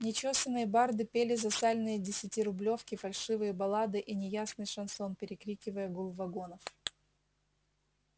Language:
Russian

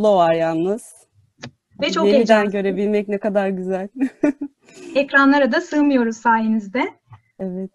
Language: Turkish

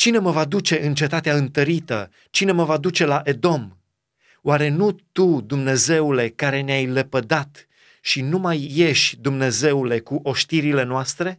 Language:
Romanian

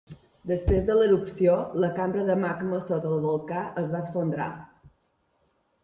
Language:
Catalan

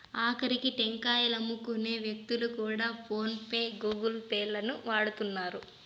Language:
Telugu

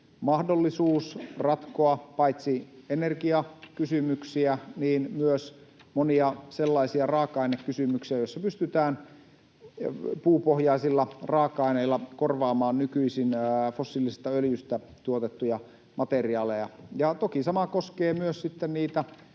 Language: Finnish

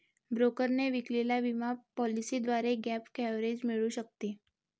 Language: Marathi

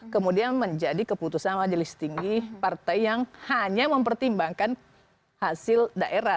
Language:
Indonesian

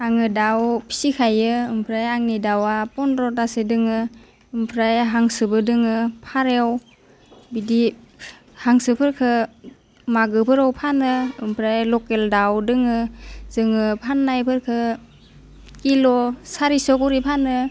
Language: Bodo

